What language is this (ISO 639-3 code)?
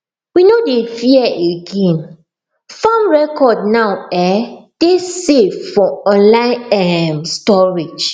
pcm